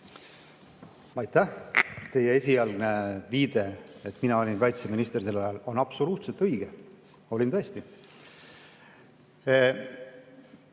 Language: Estonian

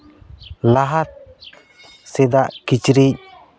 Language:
Santali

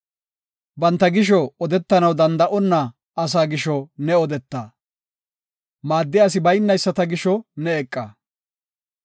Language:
Gofa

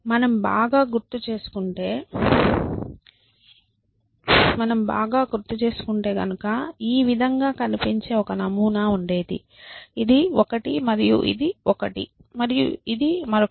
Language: Telugu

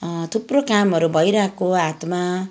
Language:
Nepali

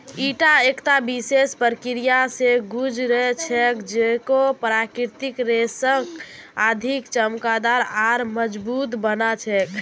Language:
Magahi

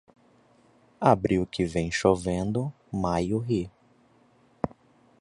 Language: Portuguese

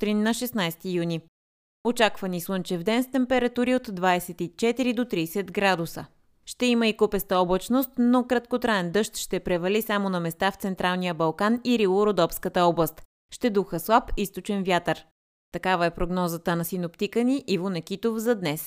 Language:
Bulgarian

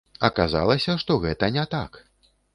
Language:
Belarusian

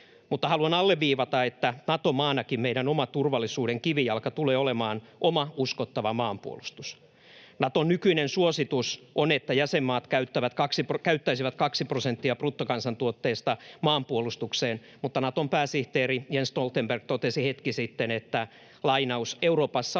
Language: Finnish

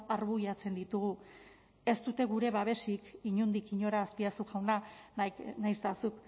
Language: Basque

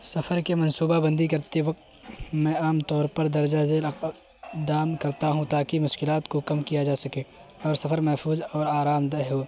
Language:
Urdu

